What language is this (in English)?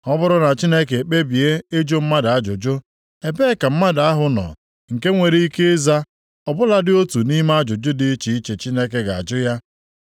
Igbo